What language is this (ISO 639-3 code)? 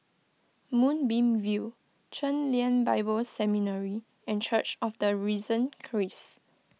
eng